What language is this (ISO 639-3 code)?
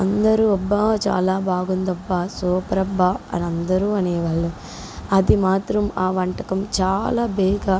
tel